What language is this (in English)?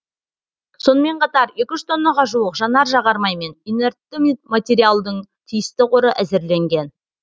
Kazakh